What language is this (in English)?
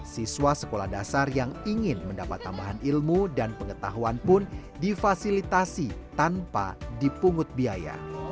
Indonesian